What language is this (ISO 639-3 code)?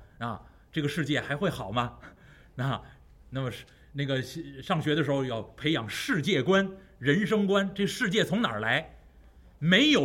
zho